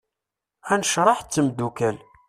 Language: Kabyle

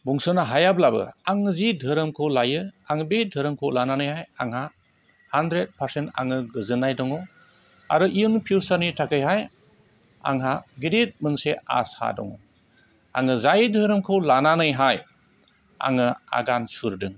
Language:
Bodo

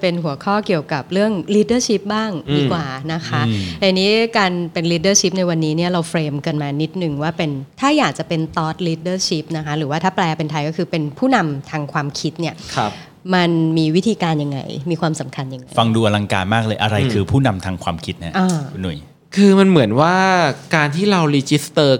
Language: Thai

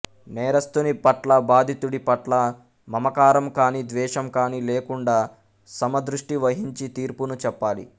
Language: Telugu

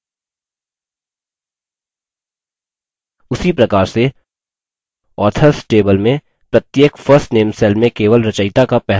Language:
Hindi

